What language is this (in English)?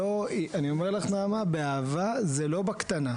Hebrew